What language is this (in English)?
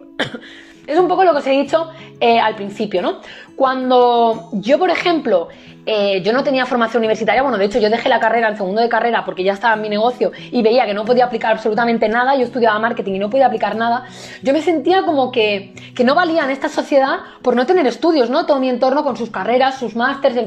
Spanish